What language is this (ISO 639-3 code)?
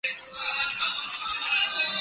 urd